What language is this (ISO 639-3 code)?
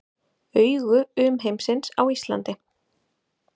isl